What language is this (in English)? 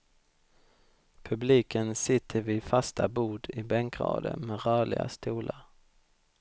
Swedish